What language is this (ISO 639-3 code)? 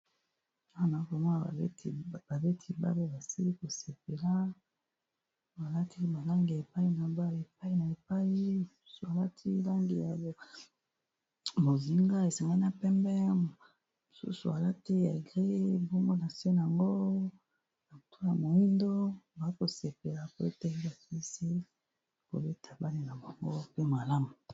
lin